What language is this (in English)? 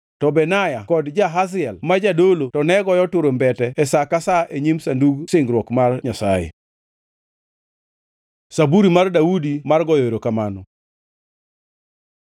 Luo (Kenya and Tanzania)